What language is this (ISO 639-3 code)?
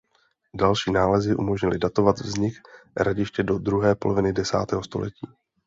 ces